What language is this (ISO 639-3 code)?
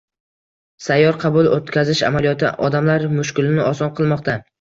uzb